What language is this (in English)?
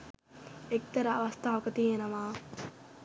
Sinhala